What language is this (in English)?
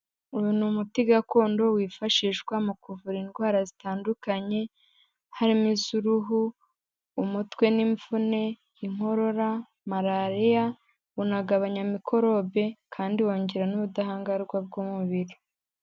Kinyarwanda